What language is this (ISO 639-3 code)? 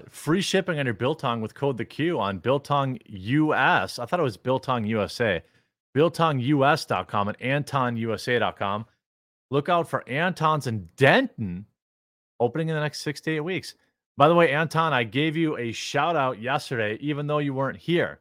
eng